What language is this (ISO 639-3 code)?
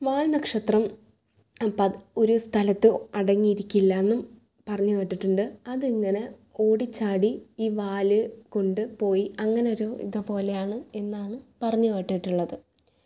mal